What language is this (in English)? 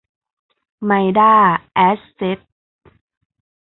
Thai